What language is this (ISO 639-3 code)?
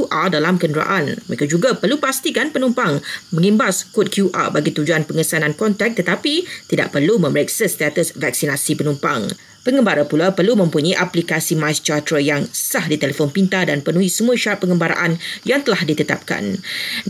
msa